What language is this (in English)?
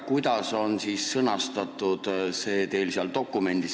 Estonian